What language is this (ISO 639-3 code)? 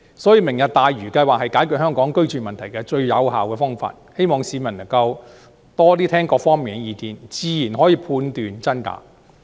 yue